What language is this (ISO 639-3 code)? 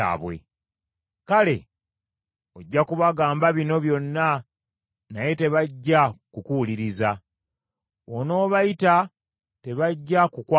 lug